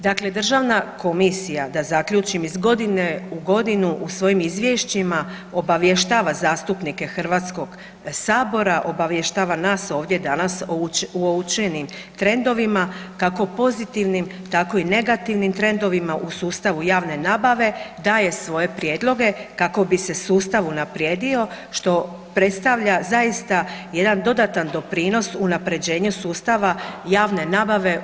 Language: Croatian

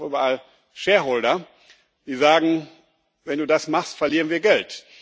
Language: German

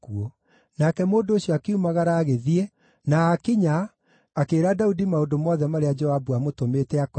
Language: Kikuyu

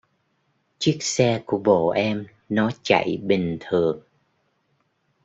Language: Vietnamese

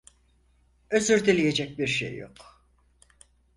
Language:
Turkish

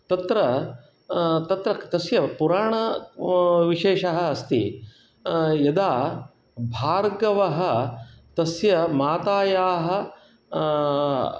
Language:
Sanskrit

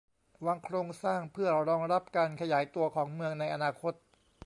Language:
Thai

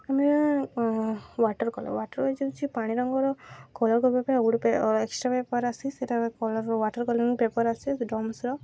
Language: Odia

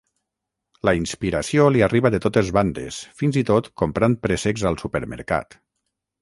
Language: Catalan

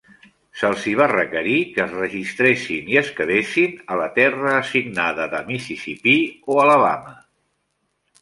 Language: Catalan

